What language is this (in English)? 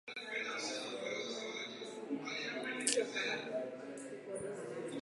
Swahili